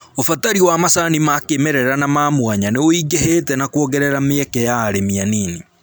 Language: Kikuyu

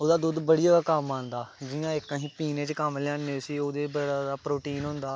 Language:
Dogri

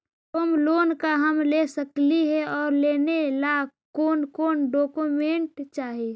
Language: Magahi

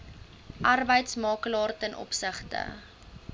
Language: Afrikaans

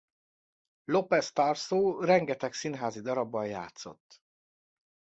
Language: Hungarian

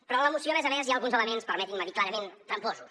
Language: Catalan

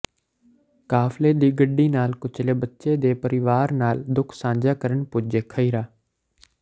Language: Punjabi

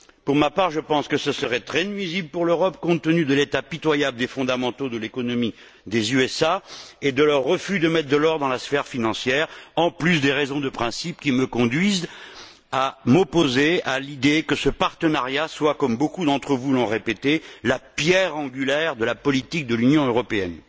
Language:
French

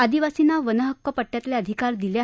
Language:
Marathi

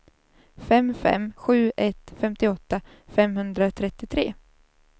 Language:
Swedish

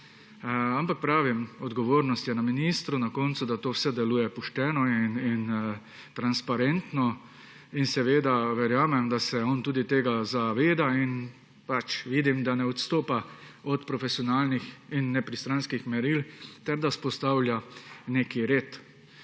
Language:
Slovenian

